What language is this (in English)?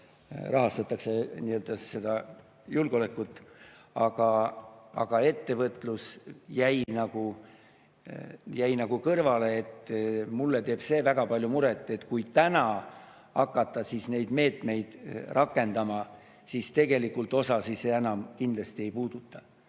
Estonian